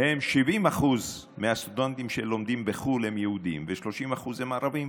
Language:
Hebrew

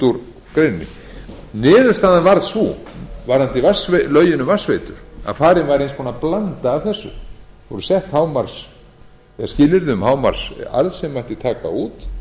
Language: Icelandic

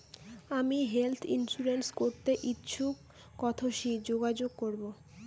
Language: Bangla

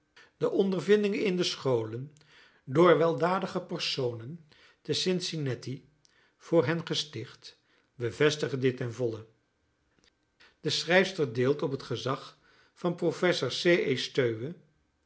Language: Dutch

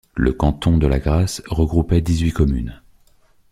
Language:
French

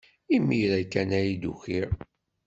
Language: Kabyle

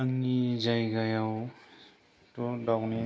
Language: Bodo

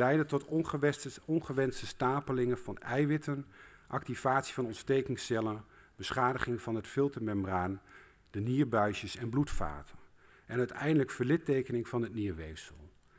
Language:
Dutch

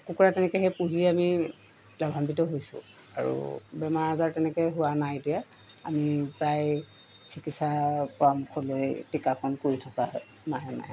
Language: Assamese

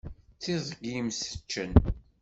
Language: Kabyle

